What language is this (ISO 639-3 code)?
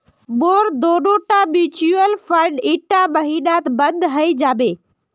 mag